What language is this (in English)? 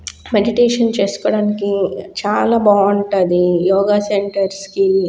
Telugu